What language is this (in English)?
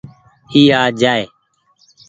Goaria